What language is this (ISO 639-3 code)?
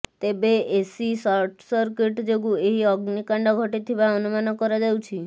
ori